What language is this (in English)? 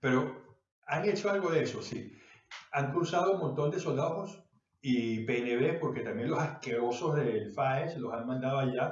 Spanish